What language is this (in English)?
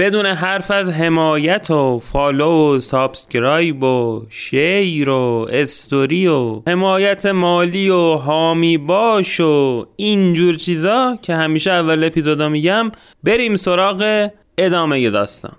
Persian